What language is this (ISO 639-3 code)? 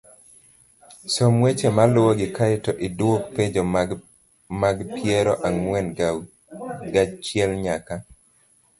luo